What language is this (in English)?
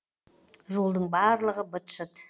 Kazakh